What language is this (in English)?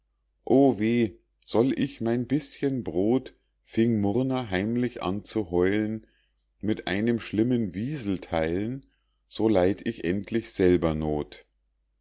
German